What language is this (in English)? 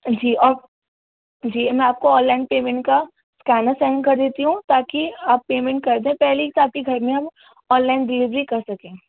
Urdu